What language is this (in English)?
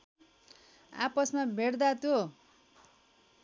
Nepali